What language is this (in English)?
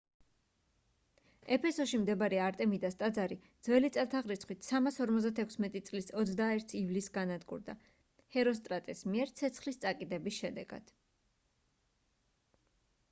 Georgian